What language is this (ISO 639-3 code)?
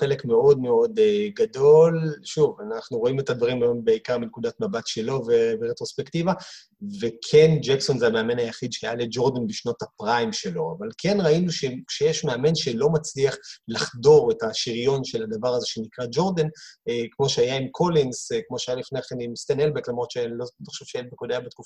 heb